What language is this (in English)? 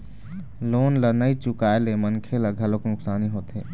Chhattisgarhi